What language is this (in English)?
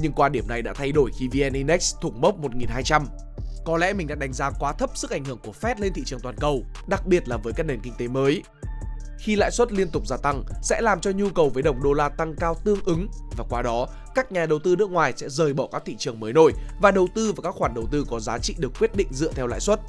Vietnamese